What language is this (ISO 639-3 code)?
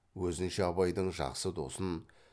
kaz